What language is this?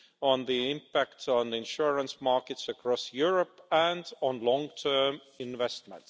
English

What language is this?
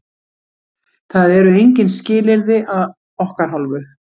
Icelandic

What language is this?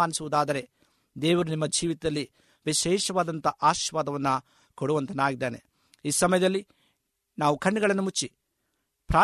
Kannada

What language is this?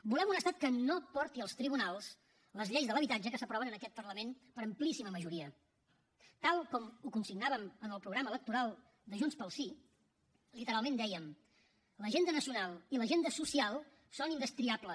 Catalan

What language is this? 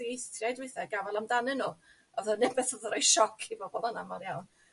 Welsh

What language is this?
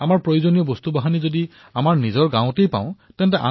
Assamese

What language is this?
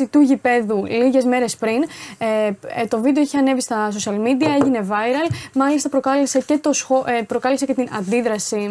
Greek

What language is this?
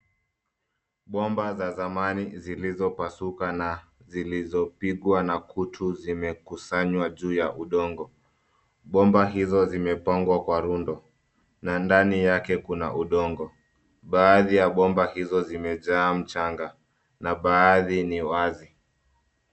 Swahili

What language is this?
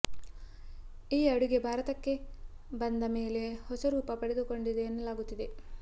Kannada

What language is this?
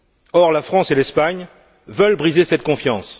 French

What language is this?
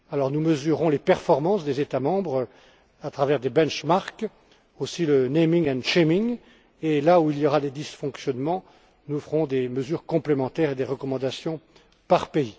French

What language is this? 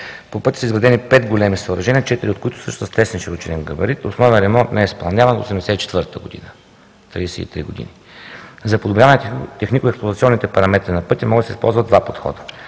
Bulgarian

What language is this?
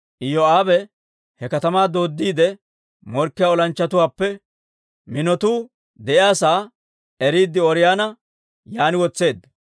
Dawro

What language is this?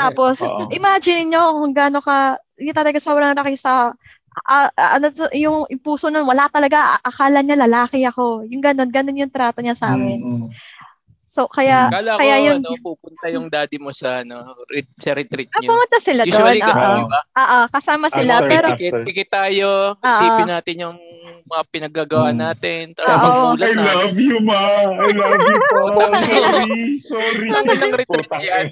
Filipino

